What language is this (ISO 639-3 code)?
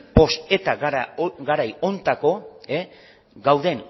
eus